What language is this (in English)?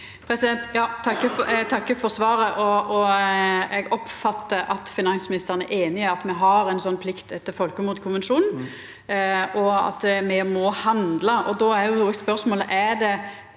Norwegian